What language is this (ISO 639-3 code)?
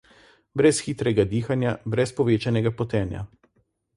slv